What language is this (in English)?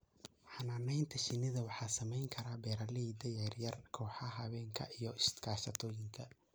Somali